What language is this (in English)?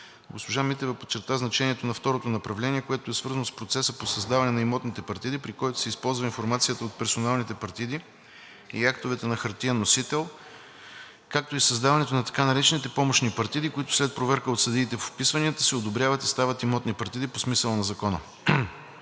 Bulgarian